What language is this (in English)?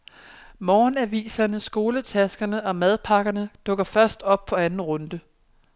Danish